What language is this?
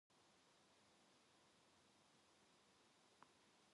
Korean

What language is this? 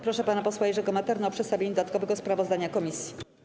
Polish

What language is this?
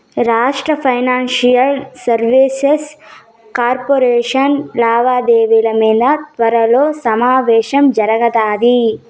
Telugu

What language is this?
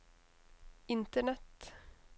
Norwegian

